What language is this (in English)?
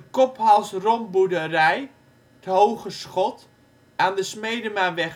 Dutch